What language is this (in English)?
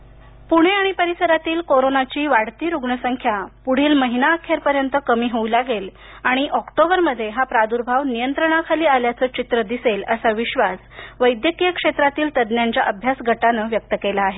Marathi